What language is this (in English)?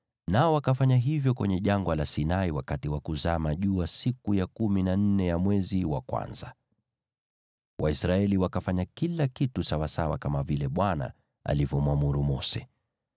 Swahili